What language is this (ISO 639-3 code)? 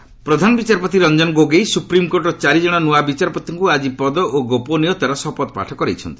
ori